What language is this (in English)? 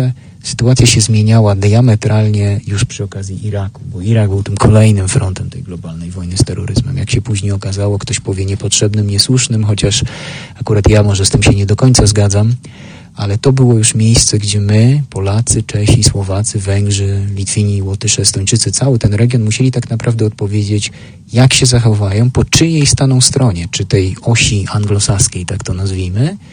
Polish